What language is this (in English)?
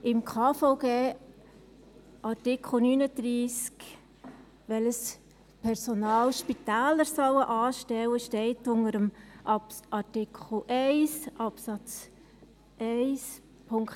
Swiss German